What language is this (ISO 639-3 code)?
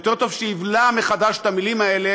heb